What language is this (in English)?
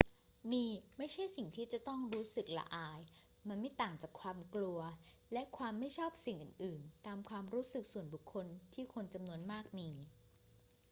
Thai